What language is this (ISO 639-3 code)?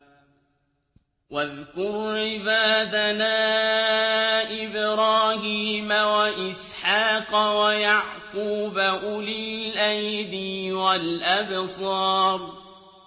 ara